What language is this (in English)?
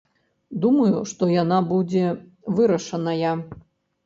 Belarusian